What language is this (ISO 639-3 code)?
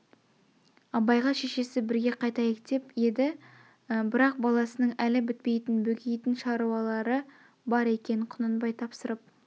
kaz